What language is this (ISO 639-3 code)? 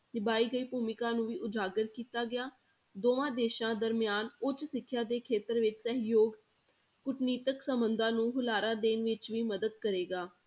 pan